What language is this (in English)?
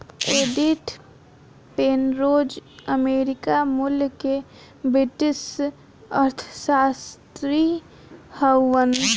Bhojpuri